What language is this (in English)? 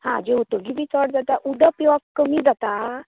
Konkani